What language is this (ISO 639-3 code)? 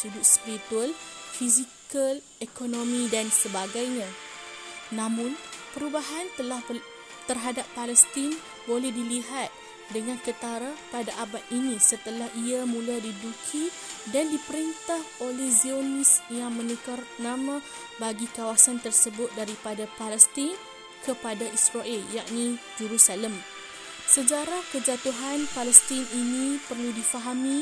msa